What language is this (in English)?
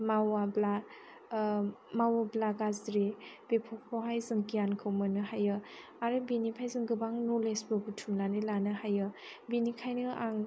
Bodo